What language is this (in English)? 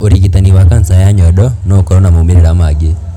Kikuyu